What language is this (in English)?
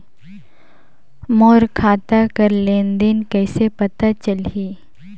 Chhattisgarhi